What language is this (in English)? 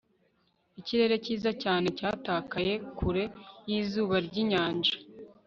Kinyarwanda